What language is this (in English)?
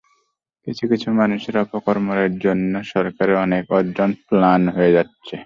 Bangla